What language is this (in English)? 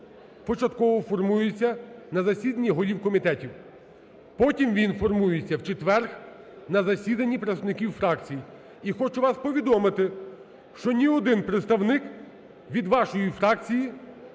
Ukrainian